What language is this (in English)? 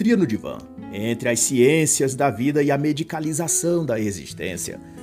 Portuguese